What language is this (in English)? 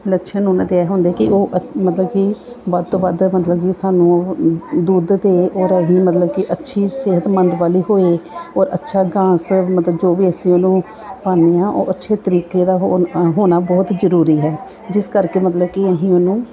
Punjabi